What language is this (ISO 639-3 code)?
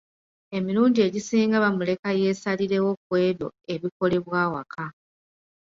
lug